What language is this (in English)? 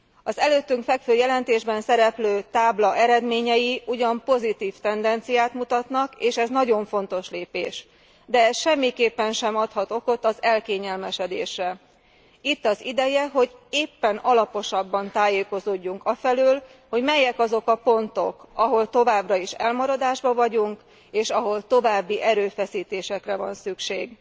Hungarian